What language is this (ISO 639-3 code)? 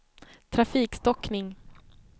swe